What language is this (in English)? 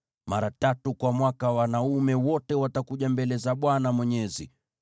Swahili